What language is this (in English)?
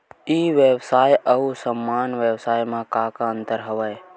Chhattisgarhi